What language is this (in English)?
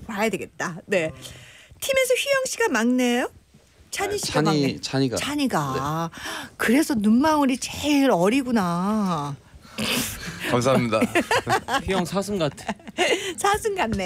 Korean